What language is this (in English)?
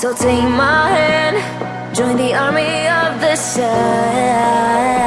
English